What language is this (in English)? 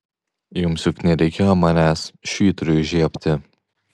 Lithuanian